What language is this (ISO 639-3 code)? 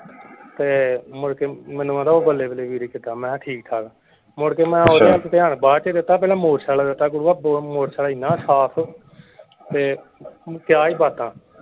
pan